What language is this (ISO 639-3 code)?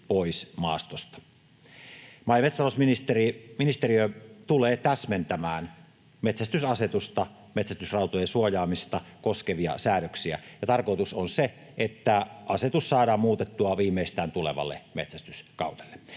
fin